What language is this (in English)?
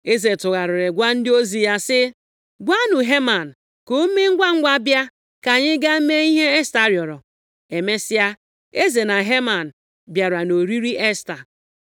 Igbo